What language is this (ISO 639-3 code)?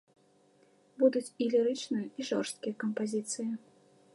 bel